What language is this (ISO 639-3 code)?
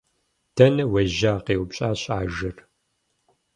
kbd